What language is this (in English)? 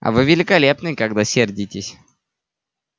Russian